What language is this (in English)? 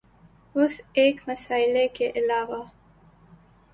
Urdu